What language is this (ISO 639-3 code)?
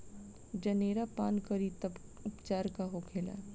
bho